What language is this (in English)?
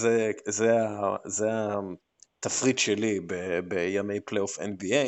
Hebrew